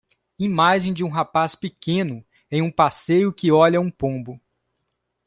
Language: Portuguese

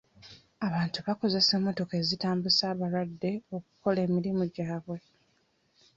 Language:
Ganda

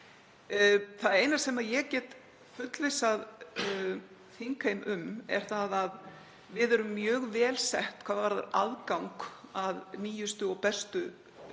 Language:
Icelandic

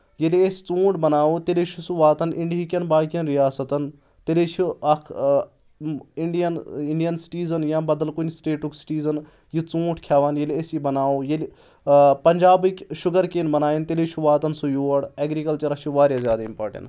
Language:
Kashmiri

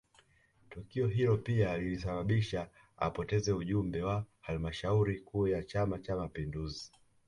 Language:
Swahili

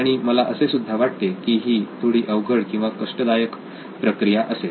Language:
Marathi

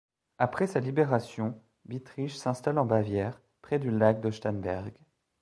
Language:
French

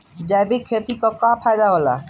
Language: Bhojpuri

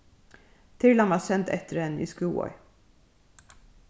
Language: Faroese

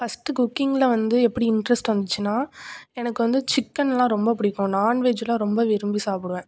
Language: Tamil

